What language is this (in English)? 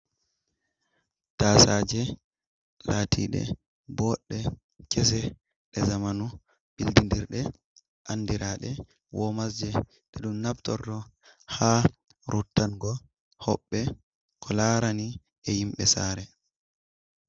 Fula